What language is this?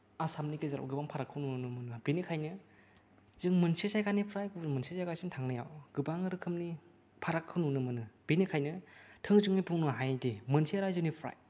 Bodo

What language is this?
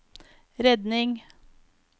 Norwegian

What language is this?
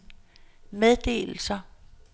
Danish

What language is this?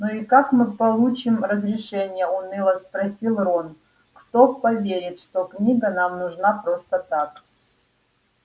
Russian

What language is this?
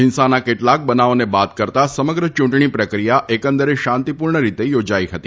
Gujarati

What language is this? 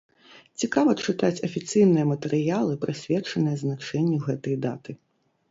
Belarusian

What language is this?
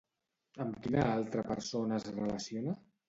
Catalan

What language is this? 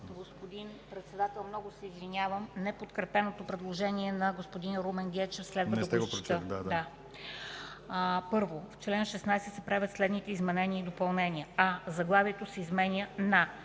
Bulgarian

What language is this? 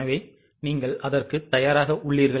Tamil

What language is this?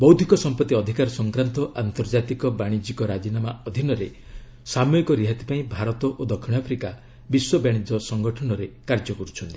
Odia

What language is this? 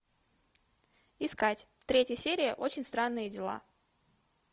Russian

